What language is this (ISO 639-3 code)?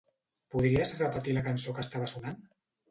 cat